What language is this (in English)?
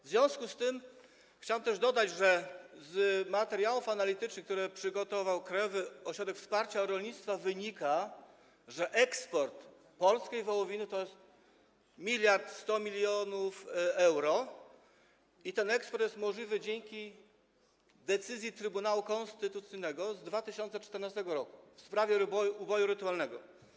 Polish